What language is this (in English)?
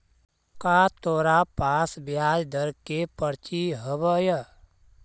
Magahi